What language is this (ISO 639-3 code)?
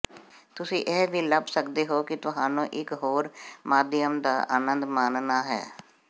pan